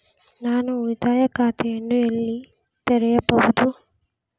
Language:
Kannada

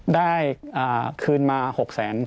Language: Thai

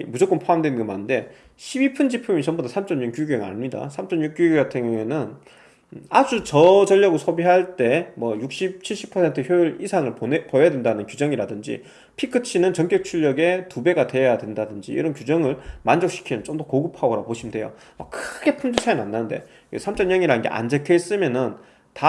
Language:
Korean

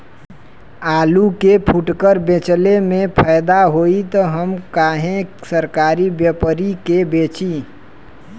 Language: Bhojpuri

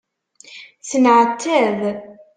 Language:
Kabyle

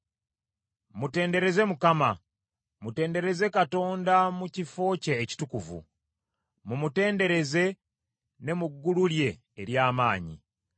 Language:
Ganda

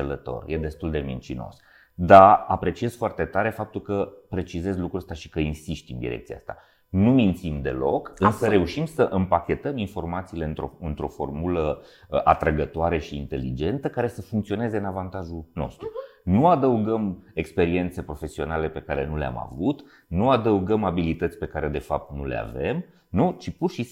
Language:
Romanian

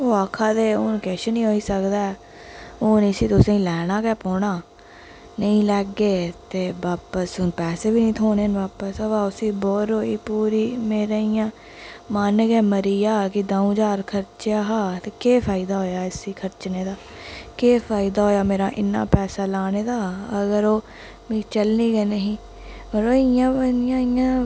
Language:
Dogri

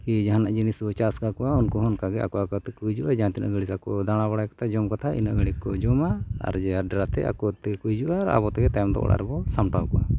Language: Santali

